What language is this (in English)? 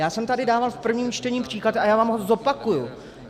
Czech